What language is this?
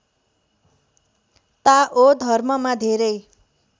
Nepali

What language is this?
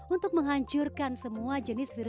Indonesian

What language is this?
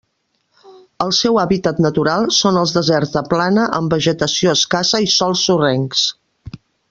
Catalan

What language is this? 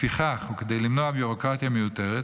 Hebrew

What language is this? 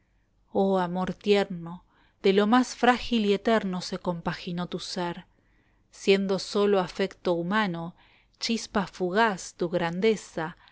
Spanish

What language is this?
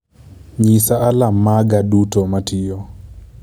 Luo (Kenya and Tanzania)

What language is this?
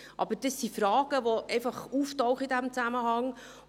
Swiss German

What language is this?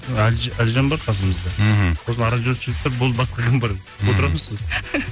Kazakh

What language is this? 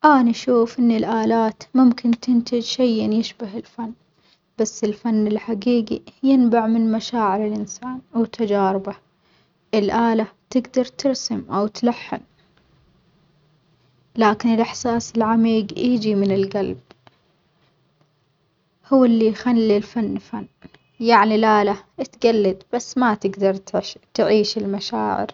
Omani Arabic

